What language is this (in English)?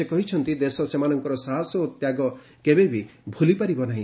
Odia